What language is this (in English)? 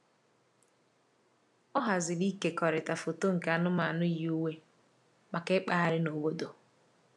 Igbo